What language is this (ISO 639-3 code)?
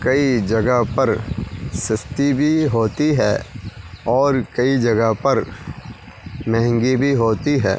urd